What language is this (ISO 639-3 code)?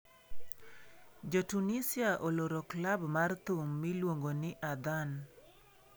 luo